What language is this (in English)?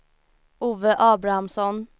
Swedish